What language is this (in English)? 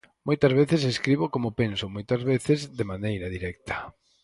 Galician